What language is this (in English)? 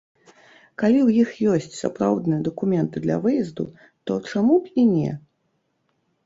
Belarusian